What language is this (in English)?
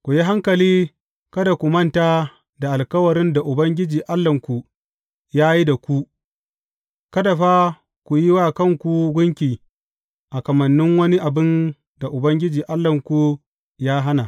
Hausa